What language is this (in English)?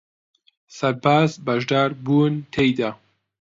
Central Kurdish